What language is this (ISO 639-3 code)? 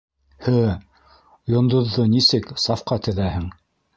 bak